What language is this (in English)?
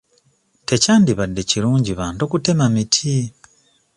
Ganda